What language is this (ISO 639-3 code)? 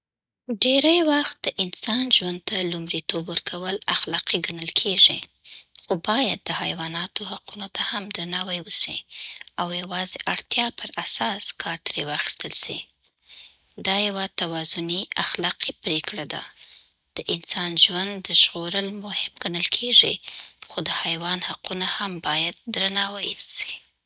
pbt